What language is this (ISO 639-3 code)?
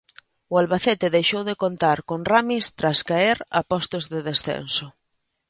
glg